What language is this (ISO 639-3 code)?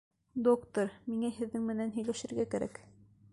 bak